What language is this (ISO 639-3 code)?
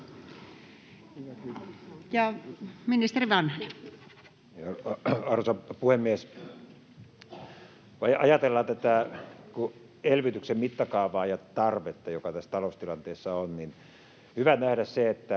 fin